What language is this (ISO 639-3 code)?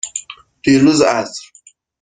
fas